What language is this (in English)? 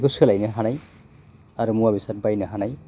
Bodo